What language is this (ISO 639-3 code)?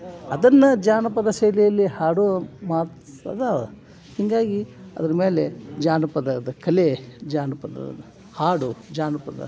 kan